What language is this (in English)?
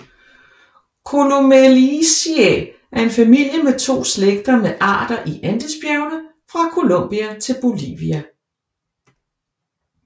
Danish